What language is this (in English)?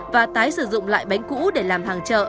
Vietnamese